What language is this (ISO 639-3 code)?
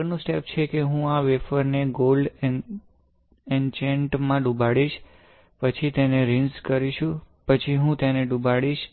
guj